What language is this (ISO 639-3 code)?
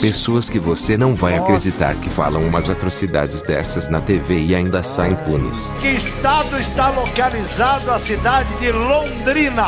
por